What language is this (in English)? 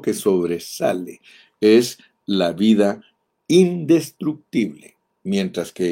Spanish